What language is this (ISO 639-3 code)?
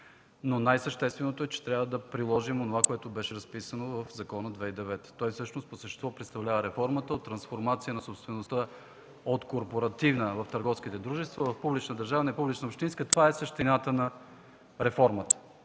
bul